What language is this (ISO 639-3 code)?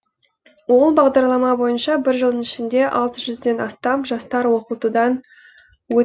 kaz